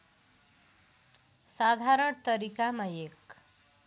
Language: Nepali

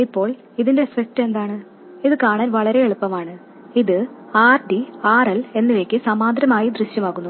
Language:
Malayalam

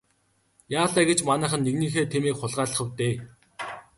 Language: Mongolian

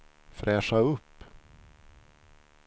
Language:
Swedish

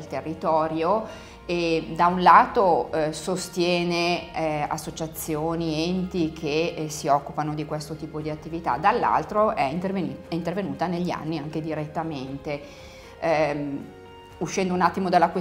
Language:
Italian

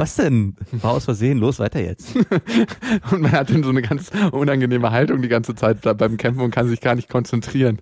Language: German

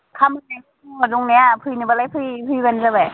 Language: Bodo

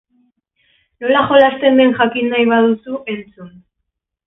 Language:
Basque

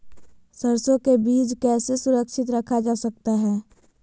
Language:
Magahi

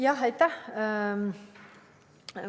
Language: Estonian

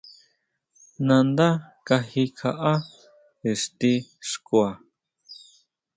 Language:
Huautla Mazatec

